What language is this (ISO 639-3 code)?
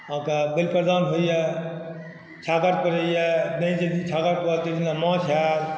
mai